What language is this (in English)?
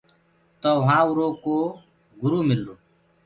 Gurgula